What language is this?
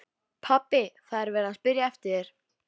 Icelandic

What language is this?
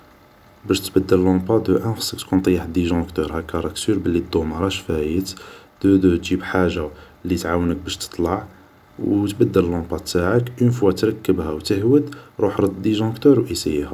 Algerian Arabic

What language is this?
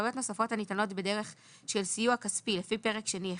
Hebrew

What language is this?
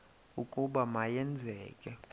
Xhosa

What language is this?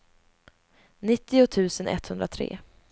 Swedish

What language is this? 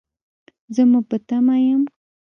Pashto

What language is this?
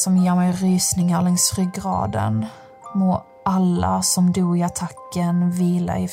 Swedish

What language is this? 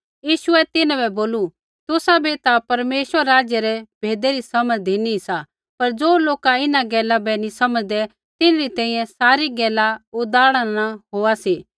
Kullu Pahari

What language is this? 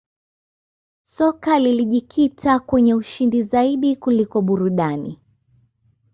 Swahili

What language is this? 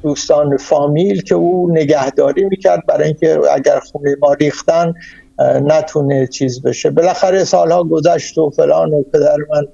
Persian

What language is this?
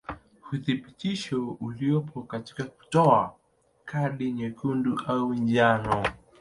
Swahili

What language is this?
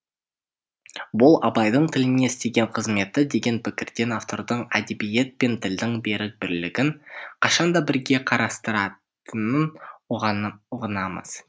Kazakh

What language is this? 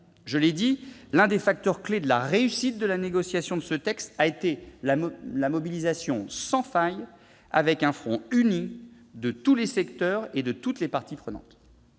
French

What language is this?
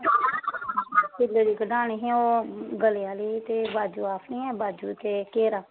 Dogri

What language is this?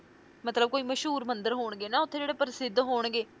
Punjabi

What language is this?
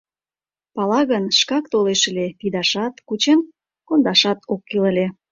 Mari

